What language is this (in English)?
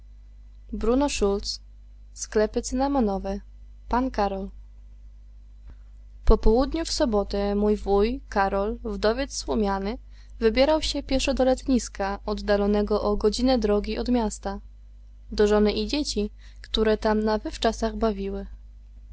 Polish